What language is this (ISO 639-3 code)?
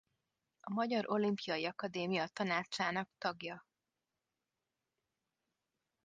hun